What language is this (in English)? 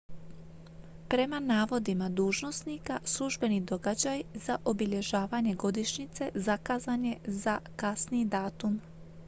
Croatian